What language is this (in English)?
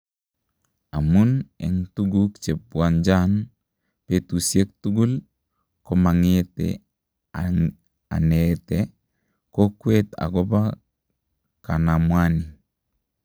Kalenjin